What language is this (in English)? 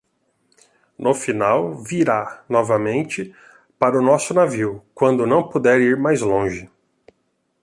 Portuguese